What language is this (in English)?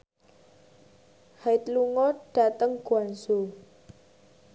Javanese